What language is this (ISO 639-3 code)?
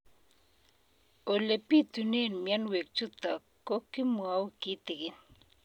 kln